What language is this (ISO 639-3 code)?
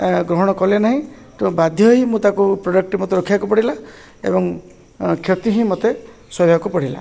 ori